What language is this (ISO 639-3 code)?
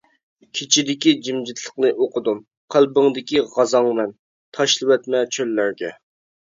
uig